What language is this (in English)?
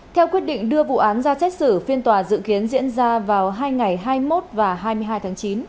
Vietnamese